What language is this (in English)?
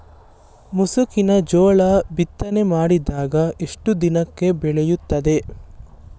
Kannada